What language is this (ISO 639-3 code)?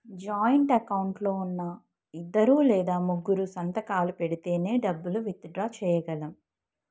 tel